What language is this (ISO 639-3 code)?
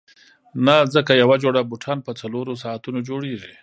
pus